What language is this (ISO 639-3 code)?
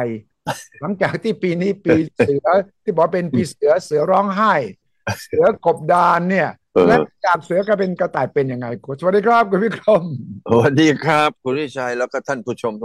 tha